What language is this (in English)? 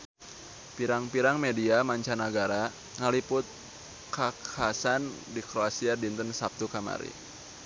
Sundanese